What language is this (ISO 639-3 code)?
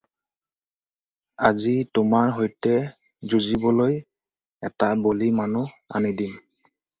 asm